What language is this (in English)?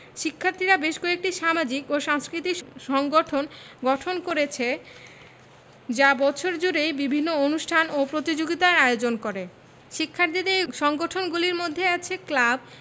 Bangla